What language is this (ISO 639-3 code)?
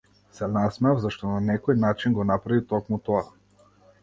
mkd